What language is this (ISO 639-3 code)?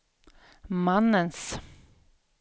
swe